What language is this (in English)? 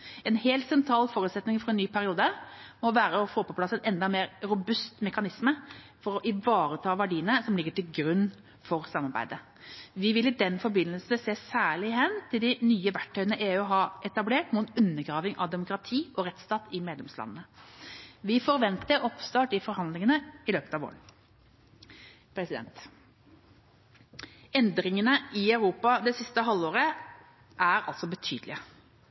Norwegian Bokmål